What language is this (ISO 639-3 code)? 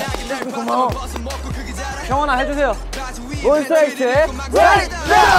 kor